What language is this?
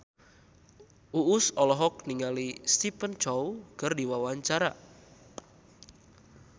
Sundanese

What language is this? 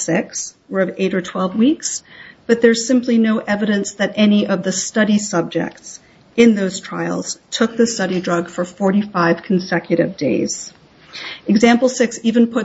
English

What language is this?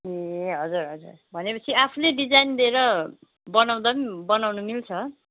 Nepali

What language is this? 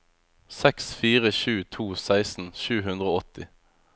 Norwegian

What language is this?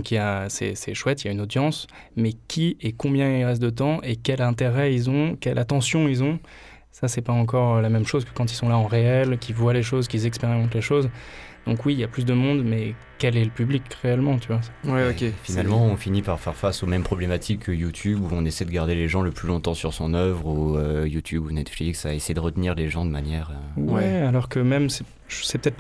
French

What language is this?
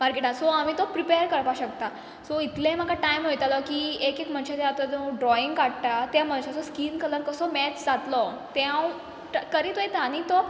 Konkani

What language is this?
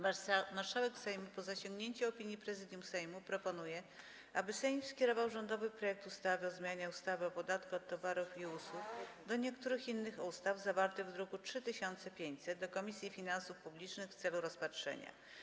Polish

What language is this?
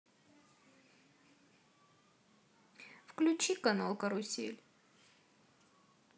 Russian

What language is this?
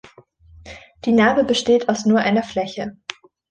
German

